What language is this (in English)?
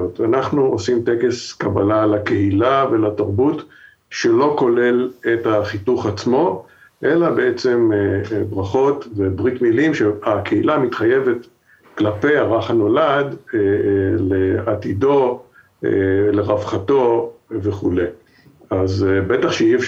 Hebrew